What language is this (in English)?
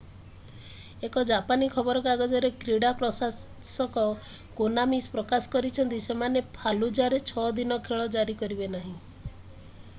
Odia